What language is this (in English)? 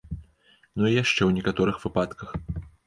Belarusian